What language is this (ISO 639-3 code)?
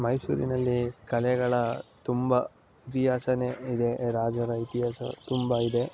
kan